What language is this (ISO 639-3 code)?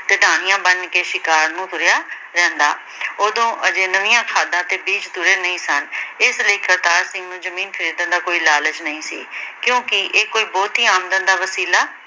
pan